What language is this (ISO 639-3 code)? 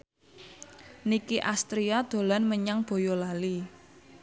jav